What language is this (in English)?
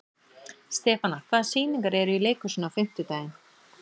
Icelandic